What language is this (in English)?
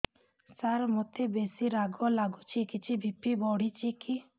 Odia